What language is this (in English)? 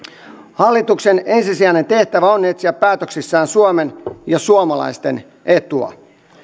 Finnish